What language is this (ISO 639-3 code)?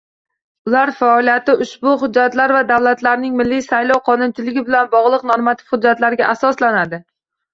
uzb